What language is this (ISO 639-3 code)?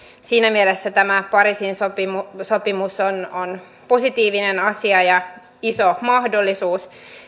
fin